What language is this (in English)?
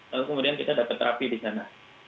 Indonesian